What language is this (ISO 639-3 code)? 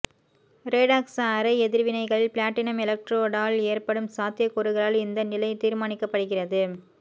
tam